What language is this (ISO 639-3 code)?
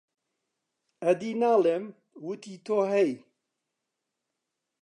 ckb